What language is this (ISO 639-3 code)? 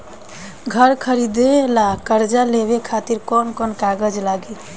bho